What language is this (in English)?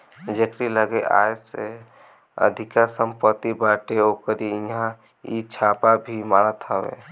Bhojpuri